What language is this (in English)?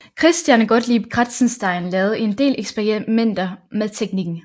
Danish